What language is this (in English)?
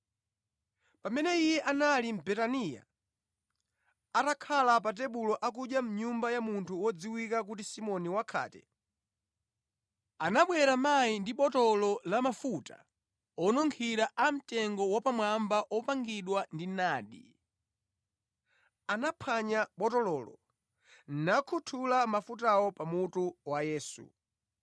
Nyanja